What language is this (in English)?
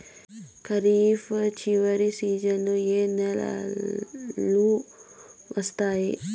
Telugu